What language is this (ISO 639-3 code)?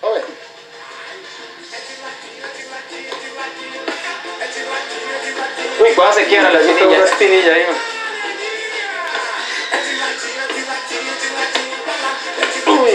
spa